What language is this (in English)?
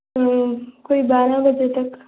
Dogri